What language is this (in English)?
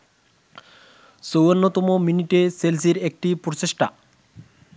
Bangla